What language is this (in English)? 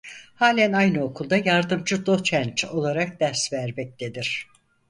Turkish